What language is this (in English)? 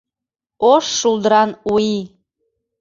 Mari